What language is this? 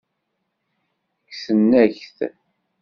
Kabyle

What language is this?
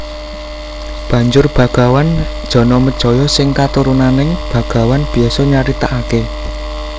Javanese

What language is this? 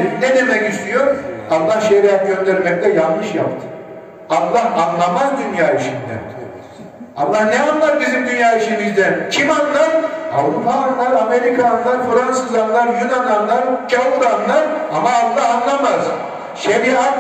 Turkish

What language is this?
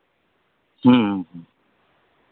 Santali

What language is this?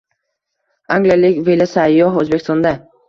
Uzbek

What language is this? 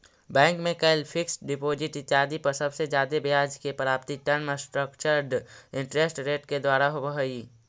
Magahi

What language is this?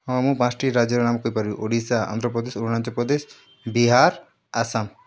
Odia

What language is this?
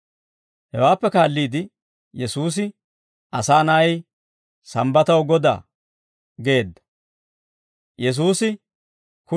Dawro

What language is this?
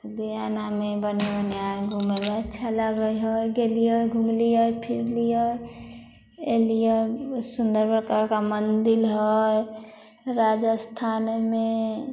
Maithili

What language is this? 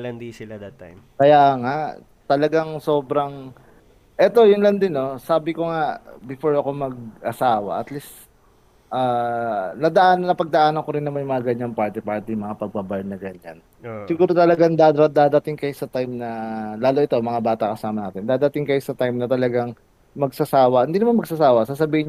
Filipino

